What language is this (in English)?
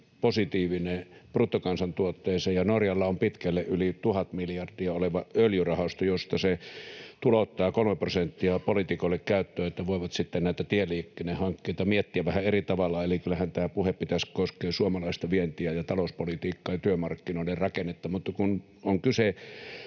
Finnish